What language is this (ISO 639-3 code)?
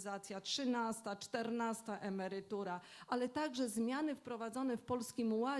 pol